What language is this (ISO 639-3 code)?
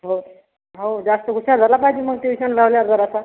mar